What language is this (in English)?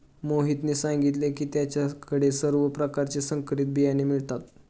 Marathi